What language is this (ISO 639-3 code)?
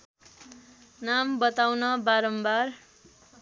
nep